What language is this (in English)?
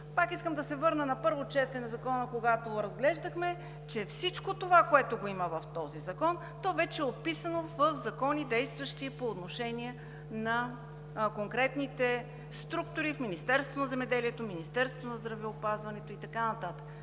Bulgarian